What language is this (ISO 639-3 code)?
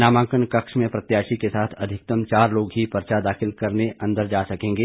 hin